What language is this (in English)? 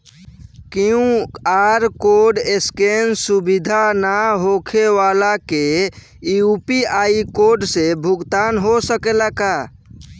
Bhojpuri